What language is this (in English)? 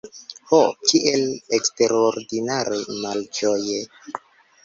Esperanto